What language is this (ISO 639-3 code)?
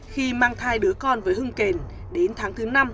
vie